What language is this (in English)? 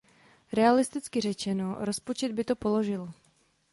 Czech